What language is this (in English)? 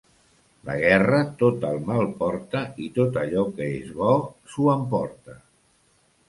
Catalan